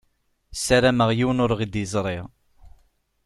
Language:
Kabyle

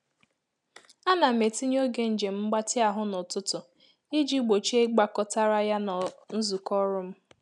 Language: Igbo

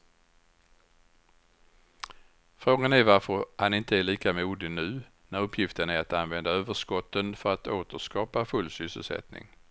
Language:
Swedish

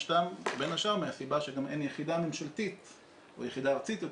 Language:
Hebrew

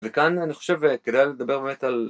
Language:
Hebrew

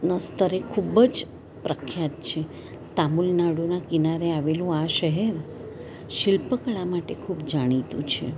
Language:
Gujarati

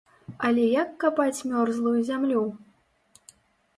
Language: Belarusian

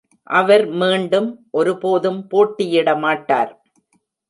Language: Tamil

